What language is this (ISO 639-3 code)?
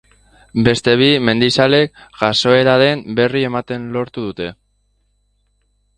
eus